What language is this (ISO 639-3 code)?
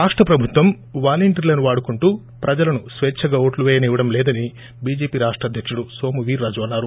tel